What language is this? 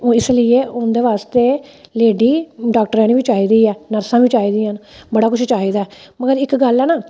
Dogri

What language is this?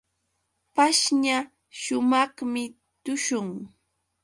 Yauyos Quechua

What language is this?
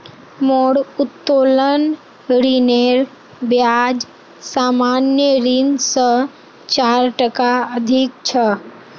Magahi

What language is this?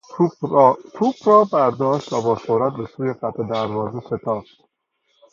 Persian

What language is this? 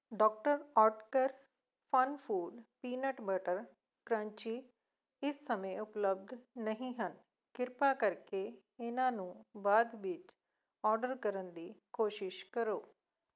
Punjabi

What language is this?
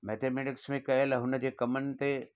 Sindhi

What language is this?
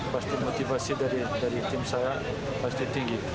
Indonesian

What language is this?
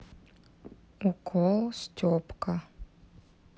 Russian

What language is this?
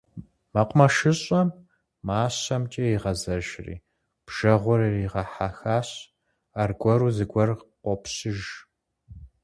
Kabardian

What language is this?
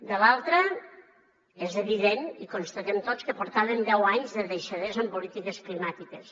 Catalan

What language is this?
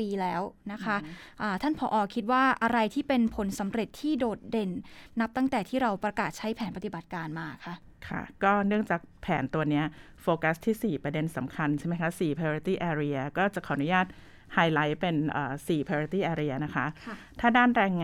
Thai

